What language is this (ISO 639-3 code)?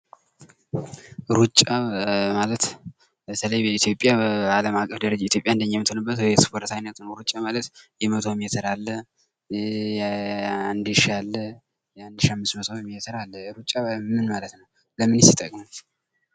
amh